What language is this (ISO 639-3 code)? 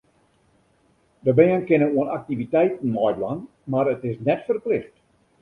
fry